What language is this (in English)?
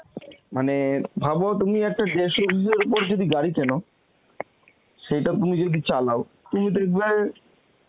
Bangla